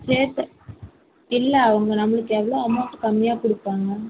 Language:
Tamil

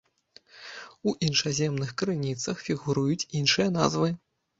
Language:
Belarusian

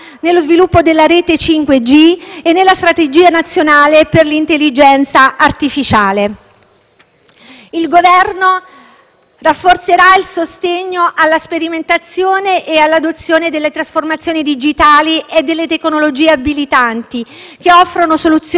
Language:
Italian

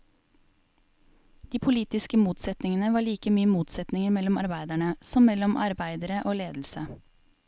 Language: Norwegian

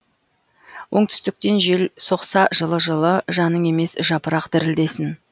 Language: Kazakh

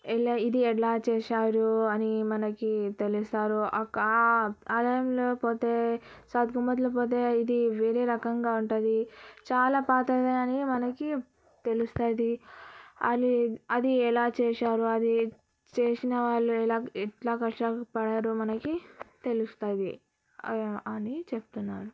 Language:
Telugu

